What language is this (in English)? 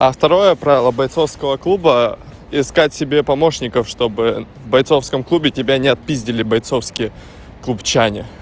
Russian